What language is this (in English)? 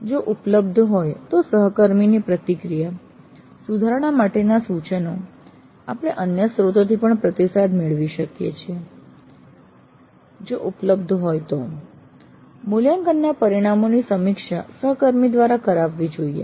Gujarati